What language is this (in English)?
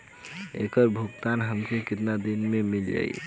Bhojpuri